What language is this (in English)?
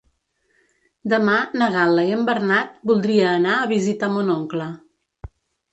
Catalan